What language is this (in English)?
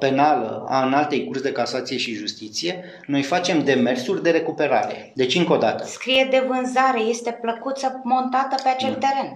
Romanian